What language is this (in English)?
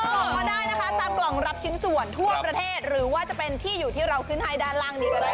Thai